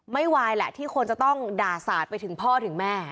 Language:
Thai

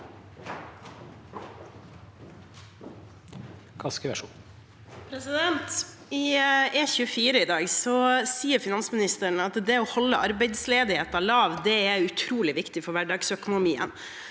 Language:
Norwegian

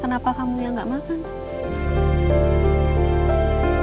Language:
Indonesian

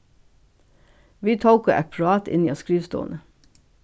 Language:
Faroese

